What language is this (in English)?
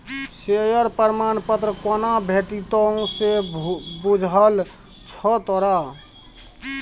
Maithili